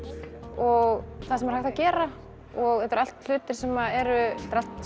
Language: Icelandic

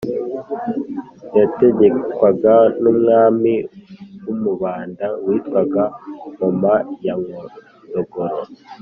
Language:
Kinyarwanda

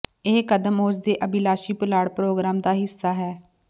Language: Punjabi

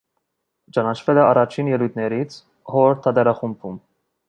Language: Armenian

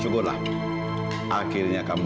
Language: Indonesian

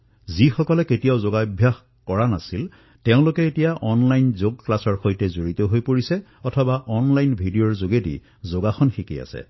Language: Assamese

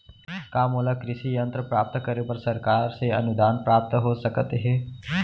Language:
Chhattisgarhi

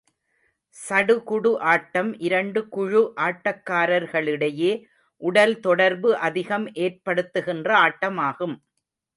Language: Tamil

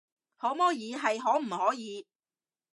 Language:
Cantonese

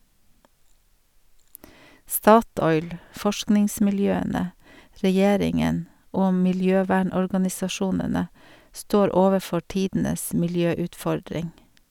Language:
Norwegian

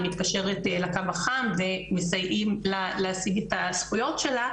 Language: Hebrew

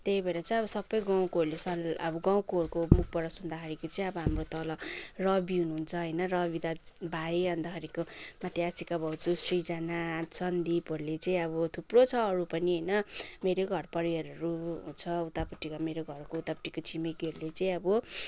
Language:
Nepali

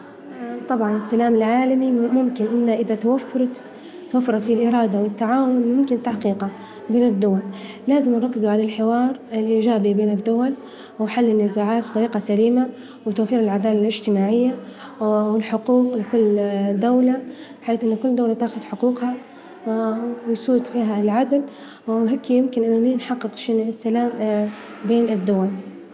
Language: Libyan Arabic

